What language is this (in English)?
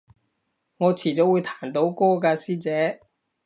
Cantonese